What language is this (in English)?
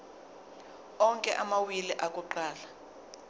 Zulu